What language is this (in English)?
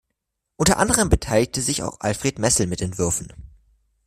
German